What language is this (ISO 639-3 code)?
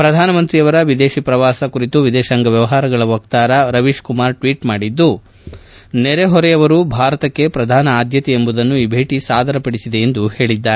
kan